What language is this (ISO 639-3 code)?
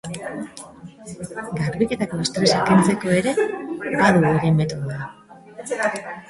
eus